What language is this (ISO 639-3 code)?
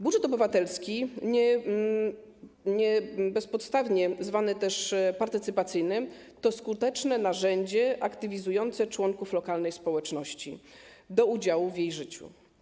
pol